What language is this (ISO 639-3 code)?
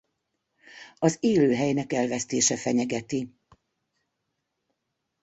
hun